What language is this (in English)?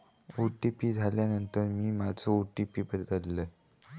Marathi